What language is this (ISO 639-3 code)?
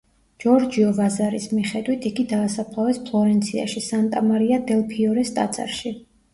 kat